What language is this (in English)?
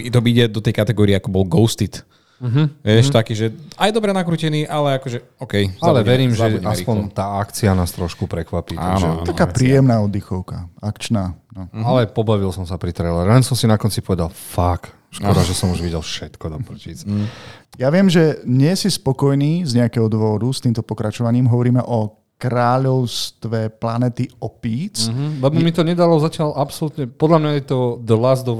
Slovak